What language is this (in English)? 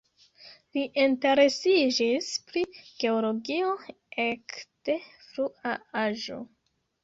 Esperanto